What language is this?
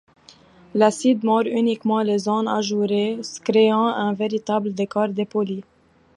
French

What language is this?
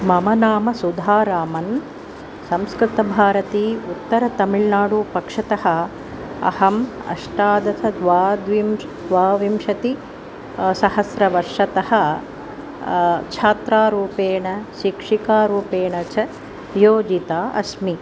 Sanskrit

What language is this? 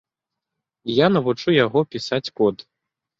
Belarusian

